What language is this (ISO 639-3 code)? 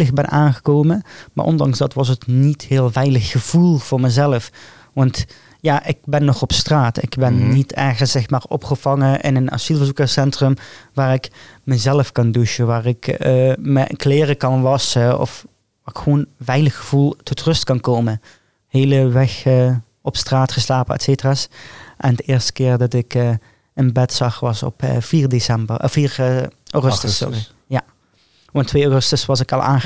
nld